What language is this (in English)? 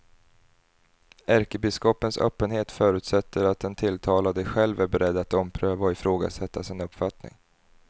Swedish